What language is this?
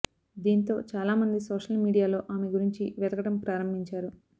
Telugu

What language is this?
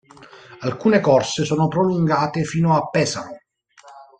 Italian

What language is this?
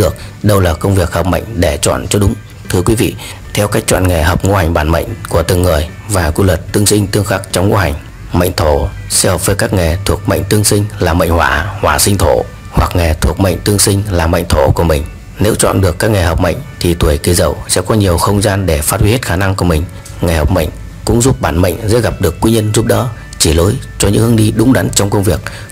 Vietnamese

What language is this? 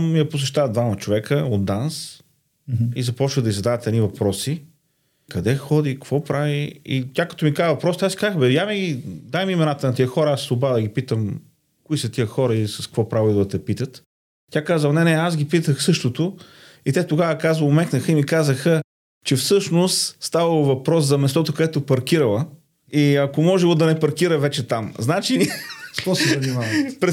Bulgarian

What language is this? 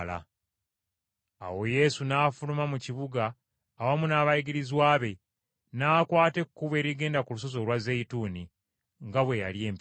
Ganda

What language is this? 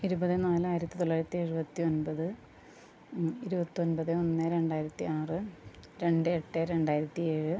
Malayalam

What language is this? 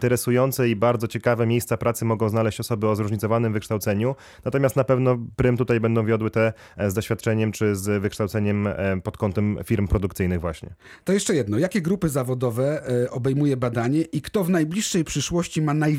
Polish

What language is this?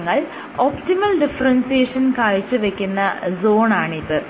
Malayalam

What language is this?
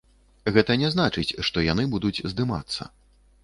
Belarusian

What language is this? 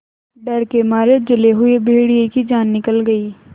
Hindi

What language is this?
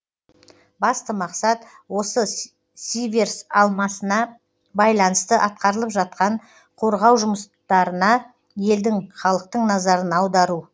Kazakh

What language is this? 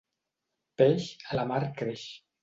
Catalan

